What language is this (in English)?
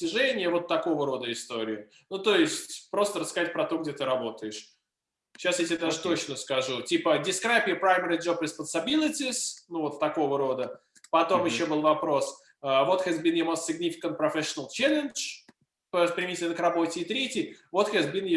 Russian